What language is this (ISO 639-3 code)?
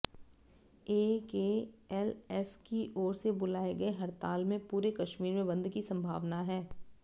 hin